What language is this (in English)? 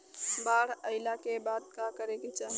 Bhojpuri